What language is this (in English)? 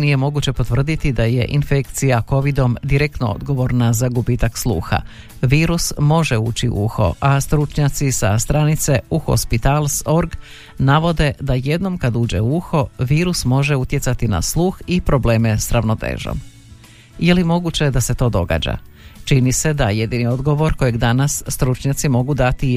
Croatian